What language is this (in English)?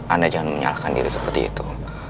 Indonesian